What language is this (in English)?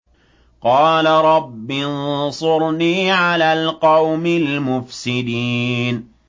Arabic